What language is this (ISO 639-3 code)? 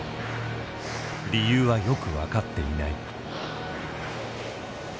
jpn